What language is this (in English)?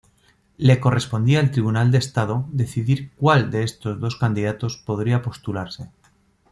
Spanish